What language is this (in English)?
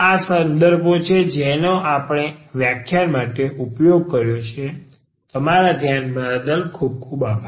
Gujarati